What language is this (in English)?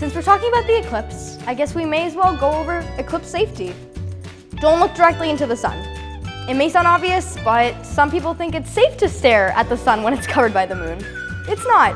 English